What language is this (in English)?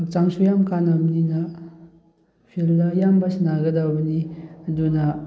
Manipuri